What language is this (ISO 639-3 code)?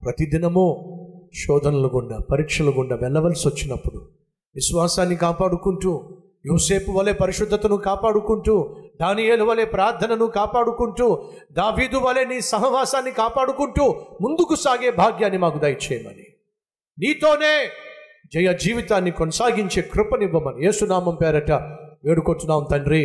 tel